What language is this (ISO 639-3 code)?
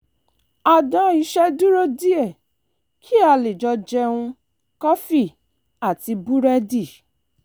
yor